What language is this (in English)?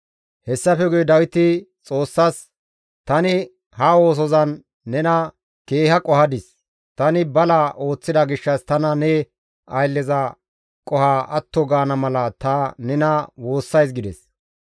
Gamo